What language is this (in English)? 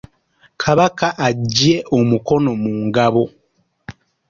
Ganda